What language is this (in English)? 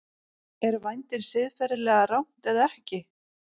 Icelandic